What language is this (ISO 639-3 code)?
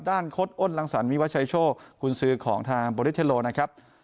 tha